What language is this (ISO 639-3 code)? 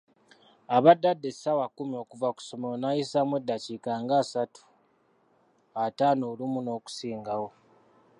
lug